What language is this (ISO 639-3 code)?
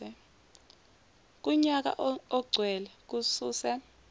zul